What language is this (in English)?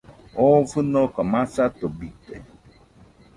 Nüpode Huitoto